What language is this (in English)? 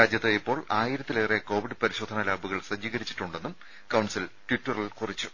Malayalam